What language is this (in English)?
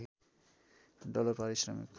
Nepali